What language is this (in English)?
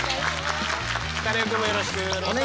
Japanese